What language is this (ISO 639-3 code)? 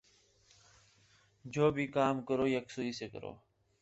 urd